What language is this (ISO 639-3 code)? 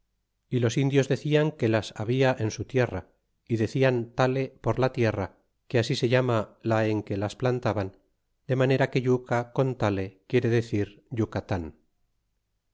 spa